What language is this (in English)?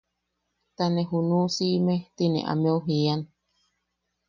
Yaqui